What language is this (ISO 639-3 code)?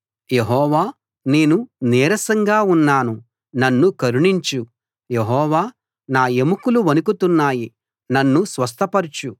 tel